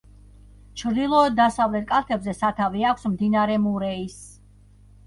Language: Georgian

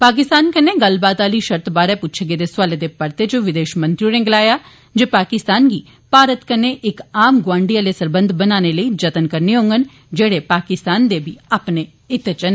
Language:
Dogri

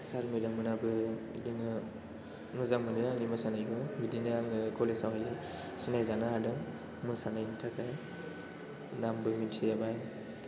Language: Bodo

